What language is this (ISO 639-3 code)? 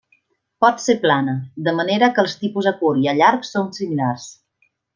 cat